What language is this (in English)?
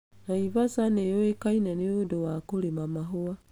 Kikuyu